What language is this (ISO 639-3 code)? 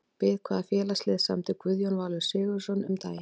isl